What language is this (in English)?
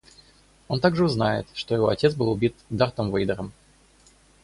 Russian